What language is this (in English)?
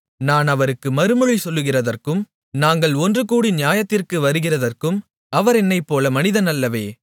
Tamil